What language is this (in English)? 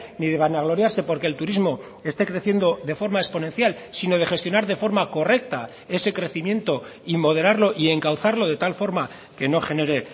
Spanish